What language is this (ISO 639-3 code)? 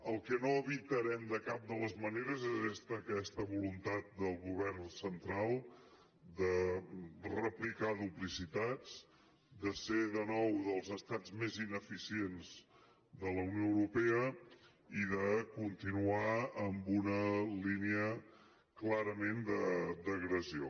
cat